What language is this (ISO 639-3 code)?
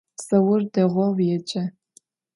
ady